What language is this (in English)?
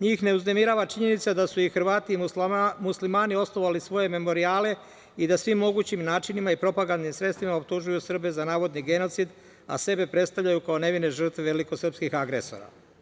Serbian